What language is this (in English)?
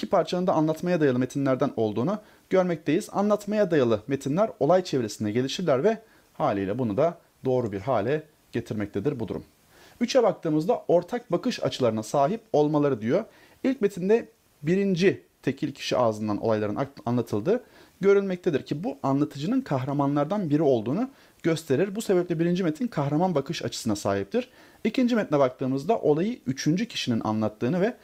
Turkish